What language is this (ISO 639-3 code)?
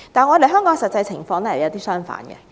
yue